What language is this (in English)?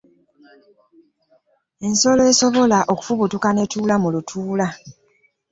Ganda